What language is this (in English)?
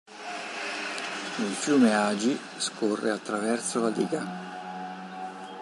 Italian